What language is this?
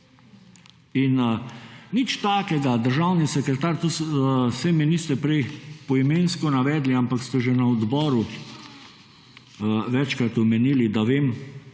Slovenian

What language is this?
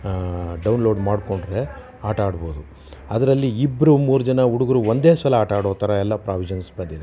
Kannada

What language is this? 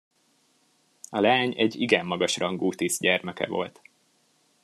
Hungarian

